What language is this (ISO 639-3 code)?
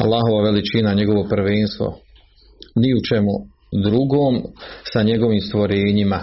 hrv